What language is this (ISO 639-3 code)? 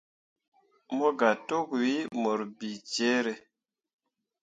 mua